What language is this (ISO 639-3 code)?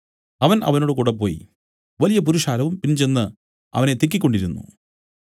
mal